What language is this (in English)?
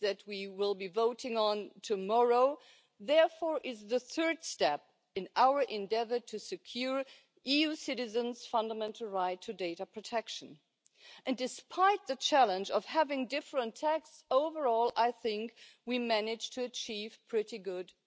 Croatian